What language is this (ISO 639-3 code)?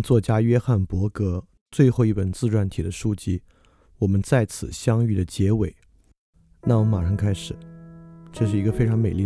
zho